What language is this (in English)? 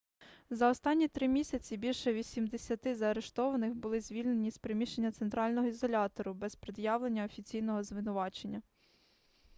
Ukrainian